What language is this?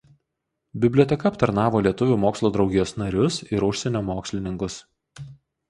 Lithuanian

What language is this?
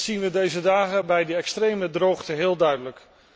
Dutch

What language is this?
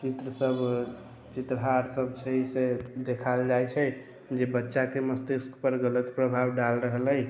Maithili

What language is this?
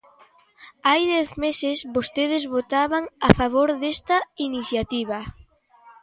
Galician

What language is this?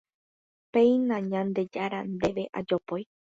Guarani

